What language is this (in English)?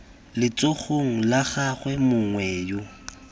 Tswana